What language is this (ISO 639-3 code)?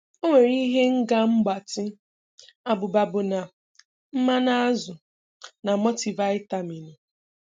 ibo